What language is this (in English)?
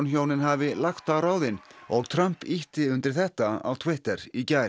Icelandic